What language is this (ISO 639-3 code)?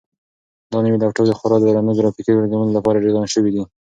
pus